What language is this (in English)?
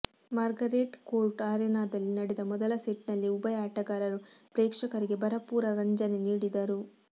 Kannada